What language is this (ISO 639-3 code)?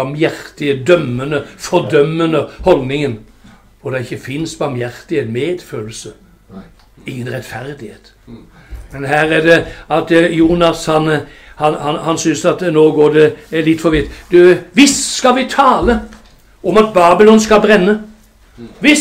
nor